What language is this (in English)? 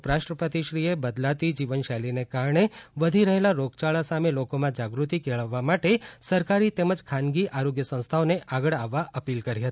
Gujarati